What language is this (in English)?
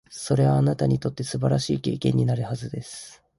Japanese